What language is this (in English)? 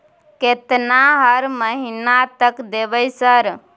Maithili